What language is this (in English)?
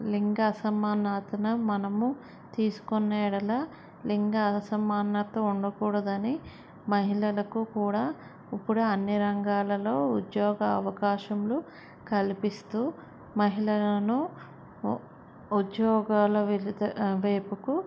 Telugu